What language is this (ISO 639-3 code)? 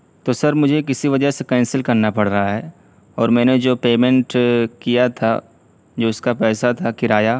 urd